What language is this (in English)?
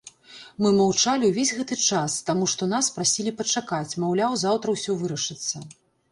Belarusian